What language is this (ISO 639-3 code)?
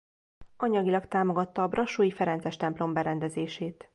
hun